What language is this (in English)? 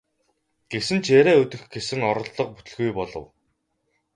Mongolian